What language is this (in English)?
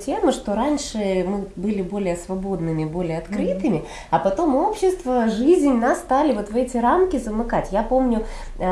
Russian